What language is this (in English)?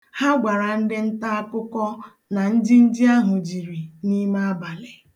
Igbo